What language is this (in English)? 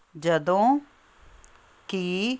Punjabi